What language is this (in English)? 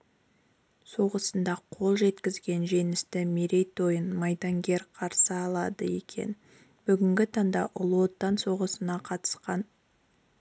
Kazakh